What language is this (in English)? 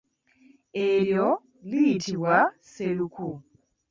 Ganda